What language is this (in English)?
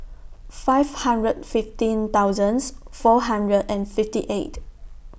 English